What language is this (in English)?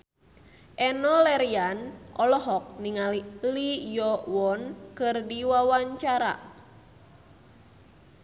Sundanese